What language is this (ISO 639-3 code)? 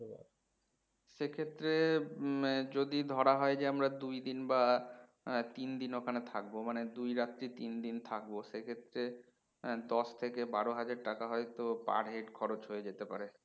ben